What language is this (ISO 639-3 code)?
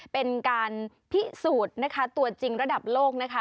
tha